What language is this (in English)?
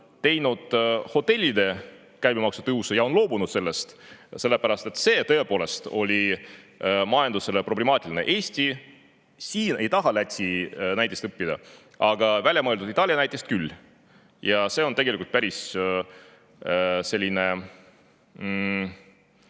Estonian